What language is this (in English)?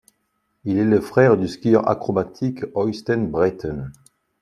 French